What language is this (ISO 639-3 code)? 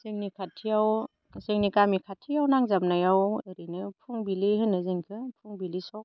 brx